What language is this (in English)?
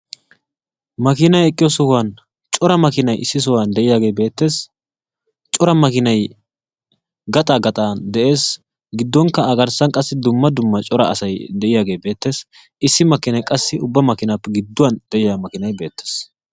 Wolaytta